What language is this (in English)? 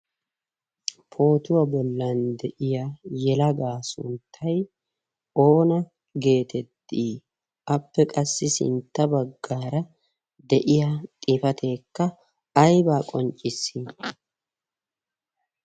Wolaytta